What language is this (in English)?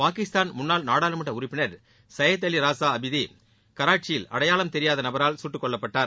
Tamil